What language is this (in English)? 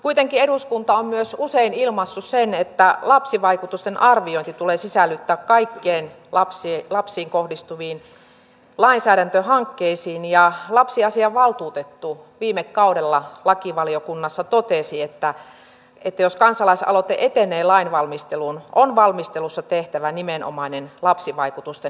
Finnish